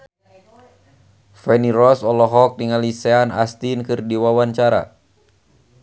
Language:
Sundanese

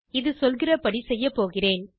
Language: Tamil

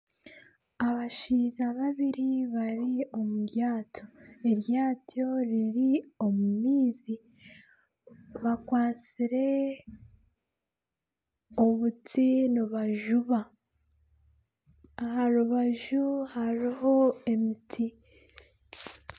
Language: Nyankole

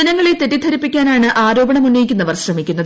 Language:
Malayalam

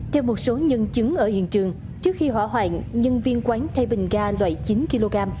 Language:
Vietnamese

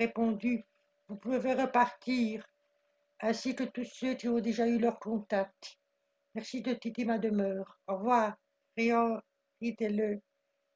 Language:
French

